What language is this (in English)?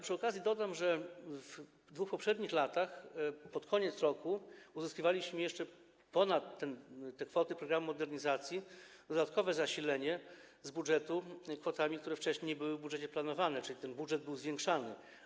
Polish